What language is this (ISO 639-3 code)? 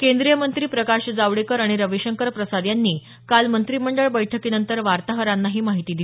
mar